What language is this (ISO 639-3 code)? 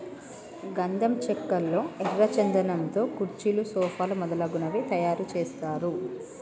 tel